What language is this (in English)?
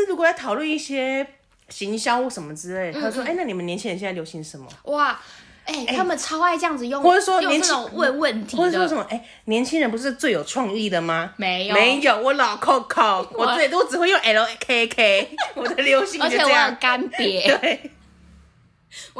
Chinese